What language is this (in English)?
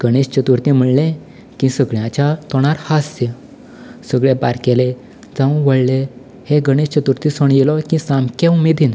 Konkani